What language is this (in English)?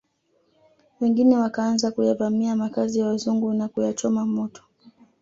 Swahili